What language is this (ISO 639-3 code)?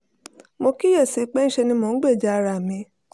yor